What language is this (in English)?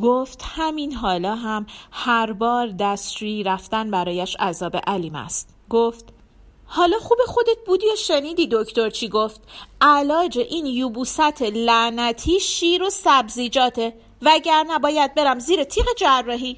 Persian